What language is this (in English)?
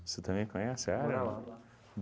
Portuguese